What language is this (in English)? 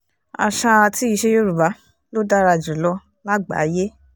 Yoruba